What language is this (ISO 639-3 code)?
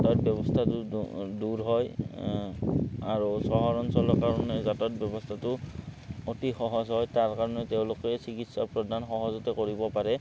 asm